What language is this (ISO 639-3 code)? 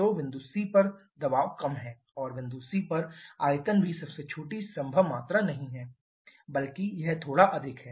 hin